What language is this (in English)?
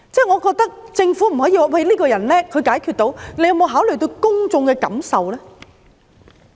Cantonese